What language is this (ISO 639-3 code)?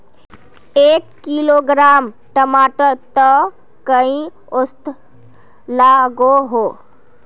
mag